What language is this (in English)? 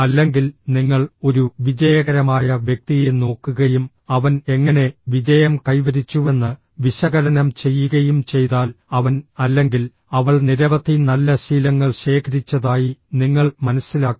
Malayalam